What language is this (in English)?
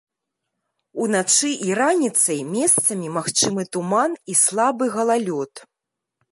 Belarusian